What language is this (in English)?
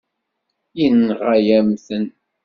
Kabyle